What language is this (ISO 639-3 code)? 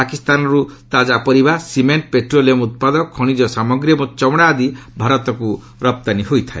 ori